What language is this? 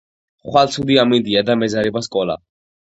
Georgian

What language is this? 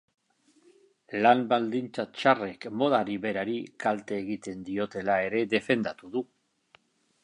Basque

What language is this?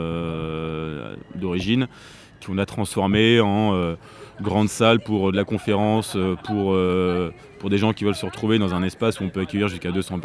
French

